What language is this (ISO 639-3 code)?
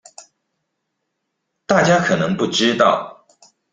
zho